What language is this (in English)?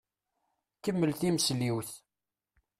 Kabyle